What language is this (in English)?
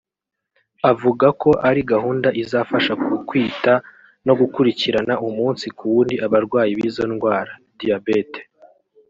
Kinyarwanda